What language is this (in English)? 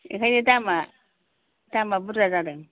Bodo